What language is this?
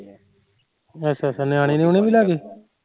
Punjabi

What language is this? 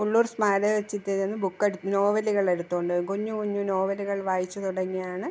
Malayalam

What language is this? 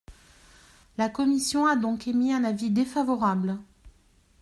French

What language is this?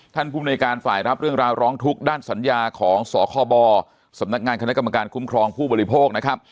Thai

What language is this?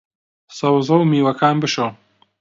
Central Kurdish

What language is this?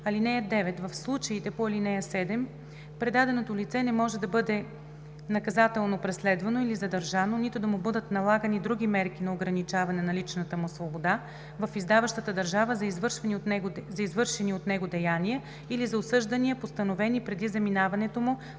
Bulgarian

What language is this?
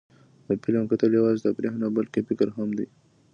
Pashto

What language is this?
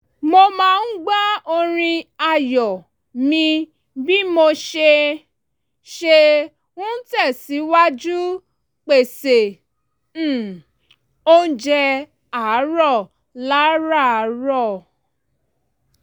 Yoruba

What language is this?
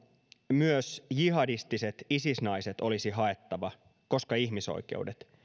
Finnish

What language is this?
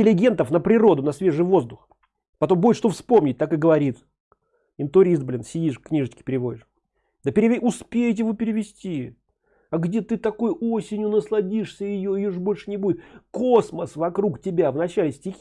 Russian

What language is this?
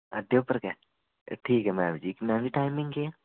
Dogri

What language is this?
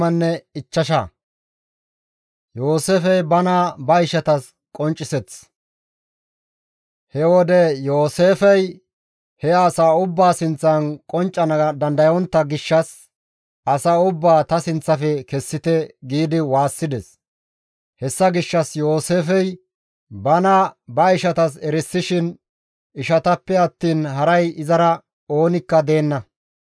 Gamo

